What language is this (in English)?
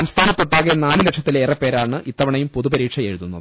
Malayalam